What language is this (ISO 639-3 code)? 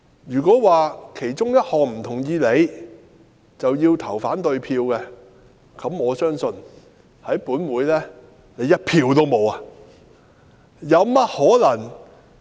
yue